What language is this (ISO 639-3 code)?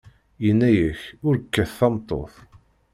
kab